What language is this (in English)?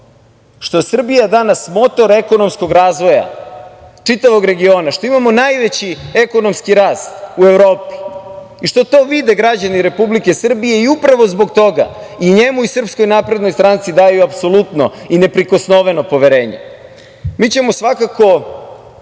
Serbian